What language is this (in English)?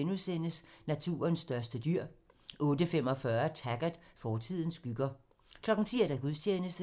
Danish